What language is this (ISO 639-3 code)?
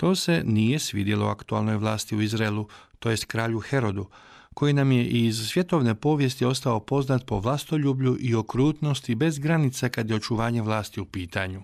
hrv